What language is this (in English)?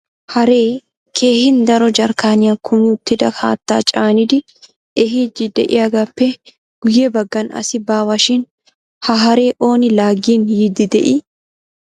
Wolaytta